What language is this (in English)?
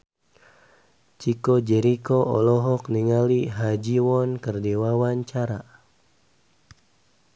Sundanese